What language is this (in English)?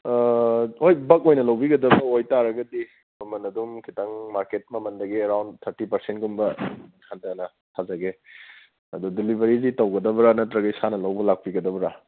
Manipuri